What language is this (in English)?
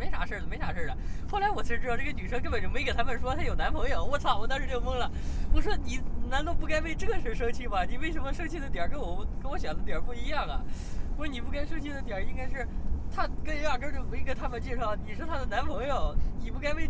Chinese